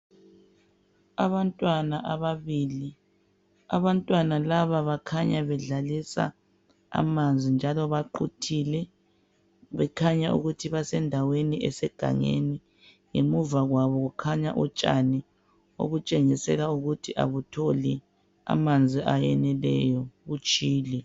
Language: North Ndebele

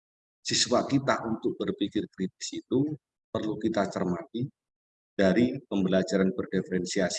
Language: Indonesian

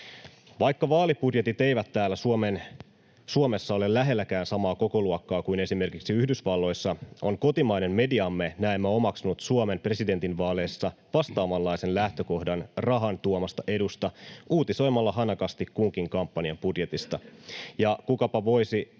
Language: Finnish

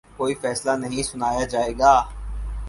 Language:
Urdu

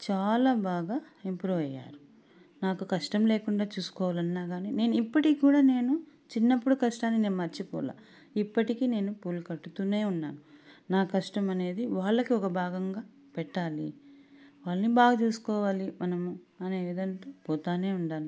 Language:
Telugu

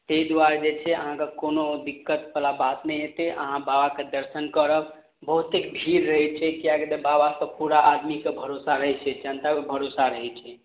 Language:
Maithili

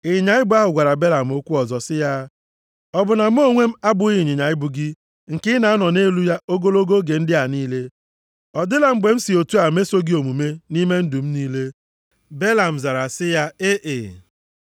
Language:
Igbo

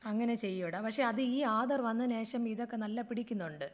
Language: Malayalam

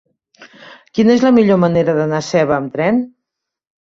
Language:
Catalan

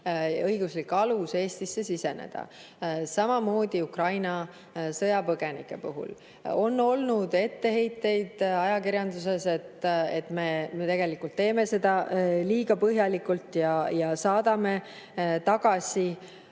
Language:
Estonian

